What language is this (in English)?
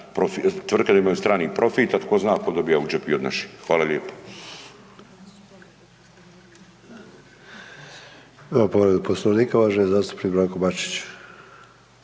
Croatian